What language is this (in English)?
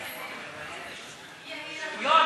Hebrew